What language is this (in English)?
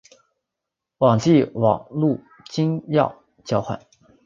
Chinese